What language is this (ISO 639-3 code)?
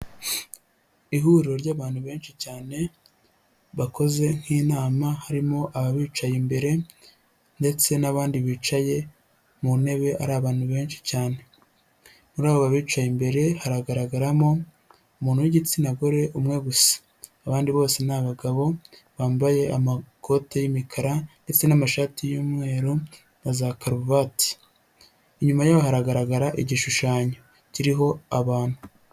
kin